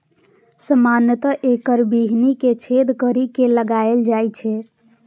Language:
Maithili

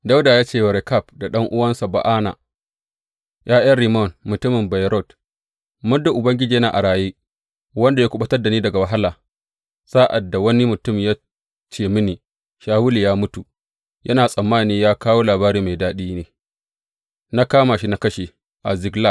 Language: Hausa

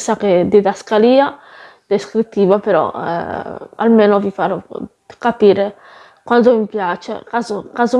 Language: Italian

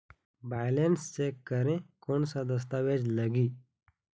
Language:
Chhattisgarhi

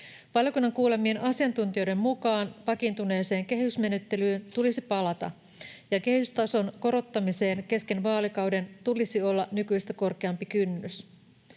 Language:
Finnish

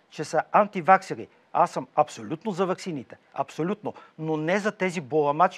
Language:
Bulgarian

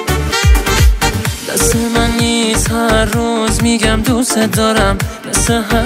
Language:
Persian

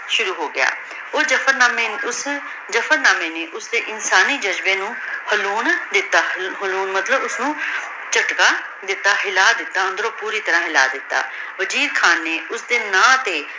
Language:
Punjabi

